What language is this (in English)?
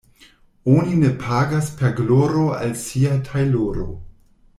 Esperanto